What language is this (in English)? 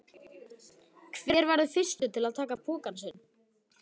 Icelandic